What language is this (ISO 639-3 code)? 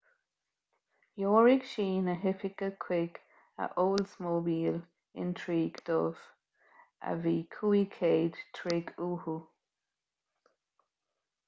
gle